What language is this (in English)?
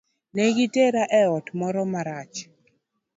Luo (Kenya and Tanzania)